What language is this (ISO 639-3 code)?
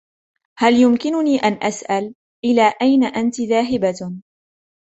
ara